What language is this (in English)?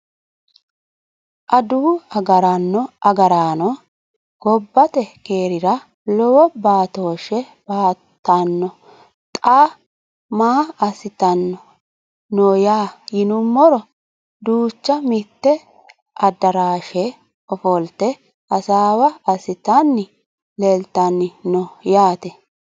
Sidamo